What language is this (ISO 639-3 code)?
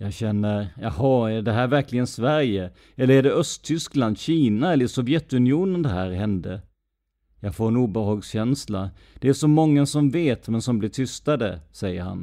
swe